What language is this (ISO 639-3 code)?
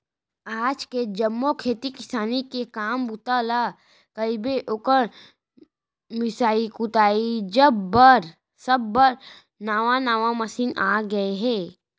hne